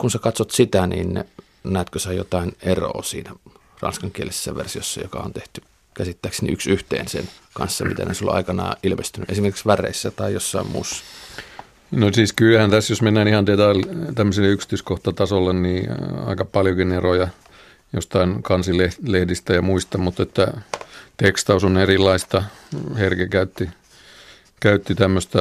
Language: Finnish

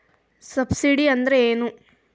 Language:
Kannada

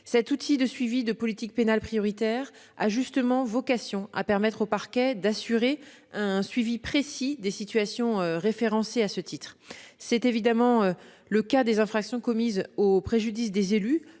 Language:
French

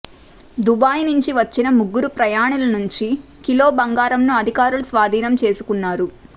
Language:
Telugu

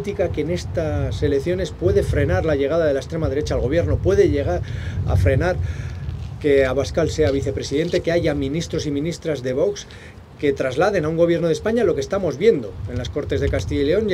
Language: Spanish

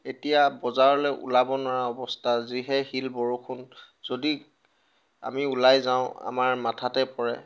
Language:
Assamese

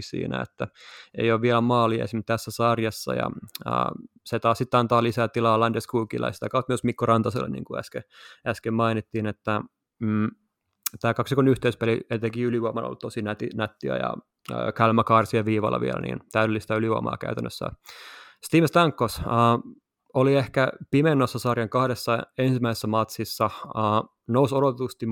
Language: Finnish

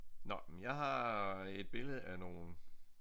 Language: Danish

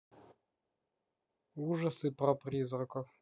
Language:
Russian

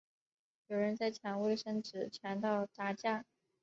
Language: Chinese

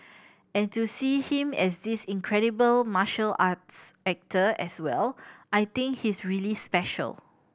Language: English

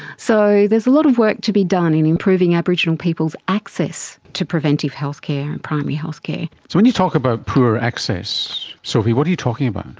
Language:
English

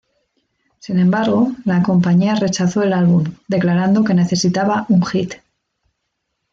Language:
Spanish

